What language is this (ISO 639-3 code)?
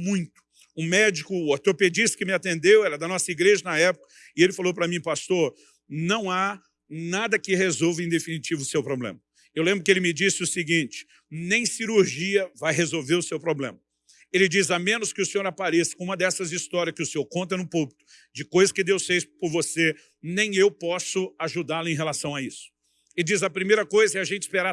por